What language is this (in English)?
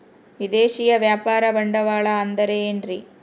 Kannada